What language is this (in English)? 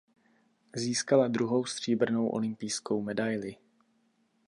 Czech